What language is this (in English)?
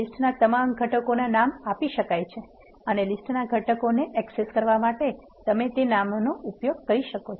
Gujarati